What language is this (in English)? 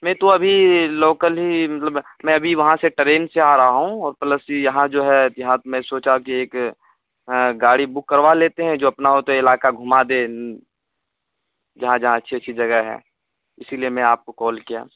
Urdu